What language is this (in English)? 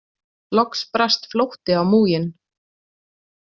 Icelandic